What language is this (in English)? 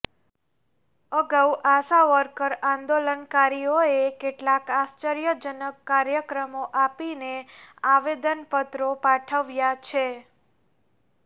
Gujarati